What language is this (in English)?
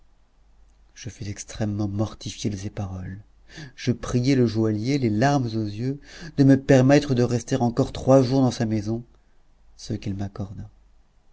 French